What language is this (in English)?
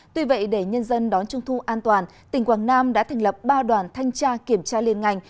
Vietnamese